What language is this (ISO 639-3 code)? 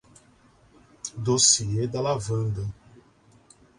por